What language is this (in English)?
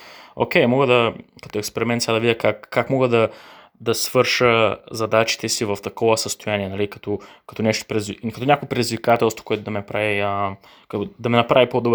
Bulgarian